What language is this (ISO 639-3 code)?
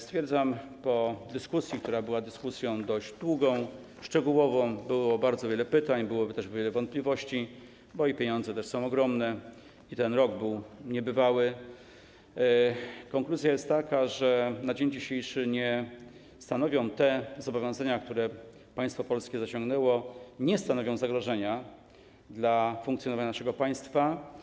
pol